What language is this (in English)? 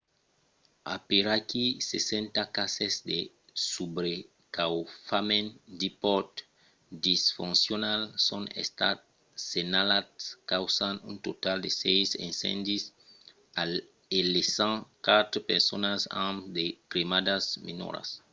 Occitan